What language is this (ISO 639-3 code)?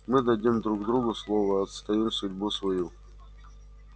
rus